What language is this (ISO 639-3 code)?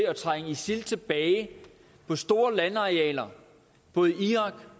dan